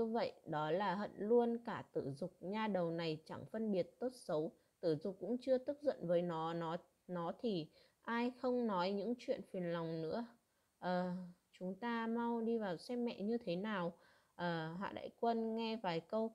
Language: Vietnamese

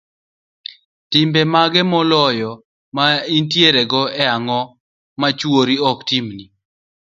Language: Luo (Kenya and Tanzania)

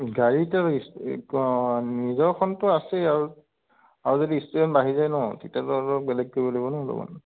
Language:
Assamese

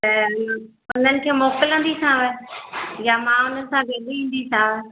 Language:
Sindhi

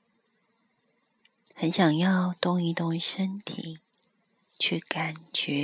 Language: Chinese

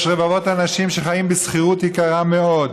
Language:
Hebrew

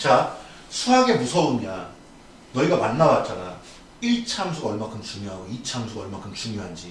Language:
Korean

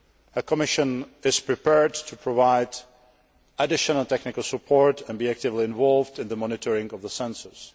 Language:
English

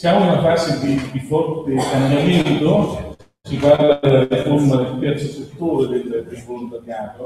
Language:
Italian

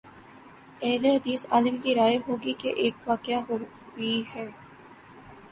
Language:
Urdu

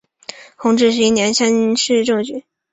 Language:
Chinese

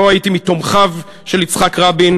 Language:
Hebrew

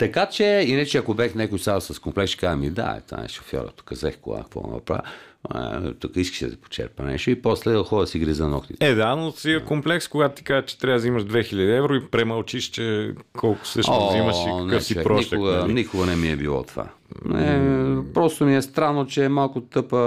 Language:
Bulgarian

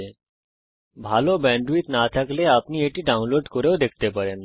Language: Bangla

